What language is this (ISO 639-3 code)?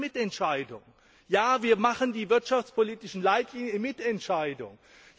deu